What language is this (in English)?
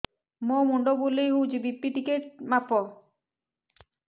Odia